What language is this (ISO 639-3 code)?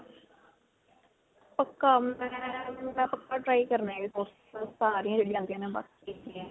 pan